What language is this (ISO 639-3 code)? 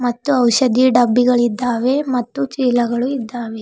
kan